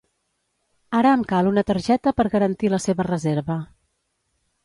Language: Catalan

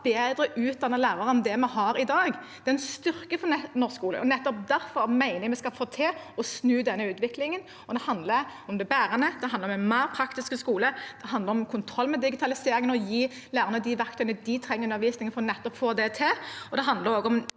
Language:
Norwegian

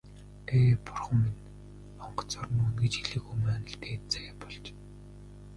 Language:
Mongolian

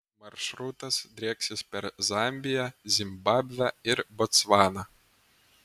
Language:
Lithuanian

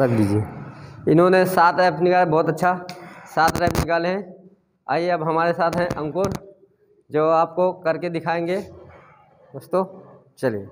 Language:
Hindi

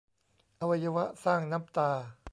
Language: Thai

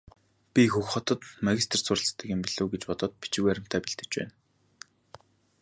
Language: Mongolian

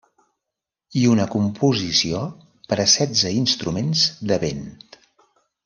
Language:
Catalan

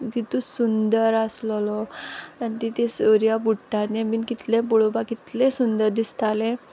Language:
Konkani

